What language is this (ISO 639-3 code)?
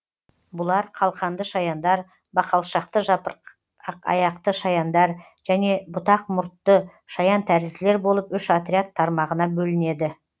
kaz